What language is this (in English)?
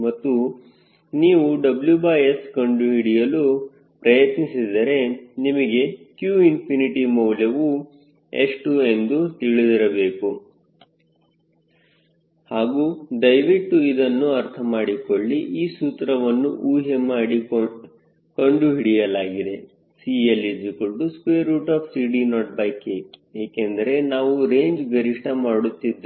Kannada